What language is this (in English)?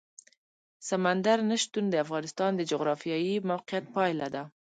Pashto